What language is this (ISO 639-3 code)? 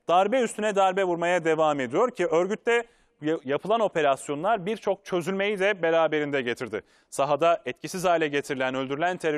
tur